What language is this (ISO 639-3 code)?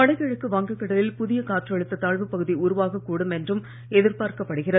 tam